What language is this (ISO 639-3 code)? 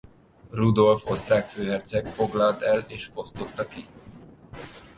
hun